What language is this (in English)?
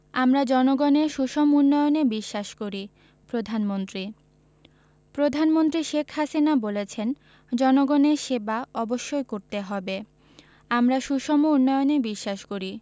Bangla